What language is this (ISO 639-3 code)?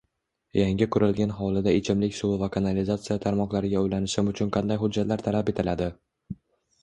uzb